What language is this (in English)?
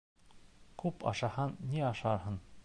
Bashkir